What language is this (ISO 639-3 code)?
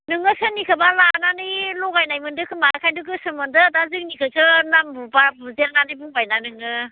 brx